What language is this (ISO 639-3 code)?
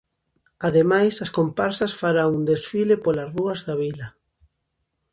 glg